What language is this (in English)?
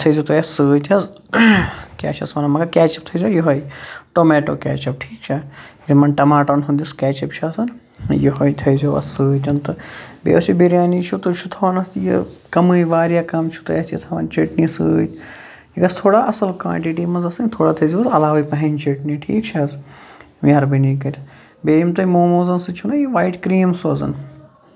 Kashmiri